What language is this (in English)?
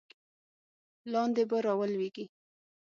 Pashto